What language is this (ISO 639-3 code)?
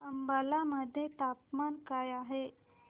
mar